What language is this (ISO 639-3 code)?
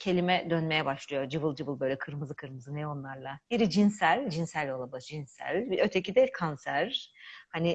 tur